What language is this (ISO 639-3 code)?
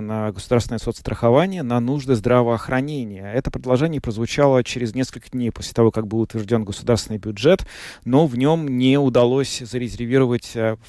rus